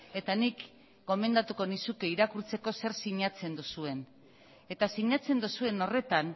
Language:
Basque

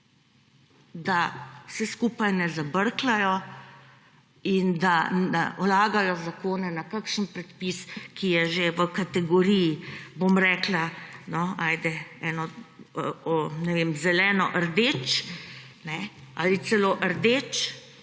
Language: Slovenian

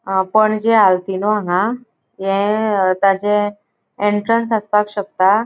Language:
Konkani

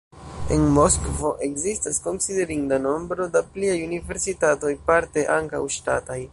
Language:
Esperanto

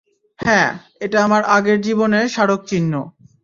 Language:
Bangla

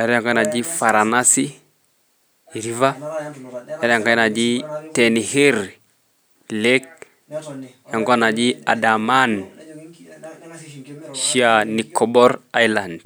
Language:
Masai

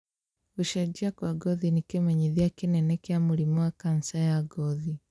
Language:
Kikuyu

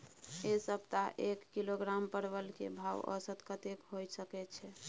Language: Maithili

